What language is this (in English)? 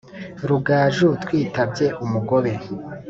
Kinyarwanda